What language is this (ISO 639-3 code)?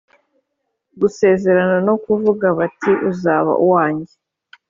kin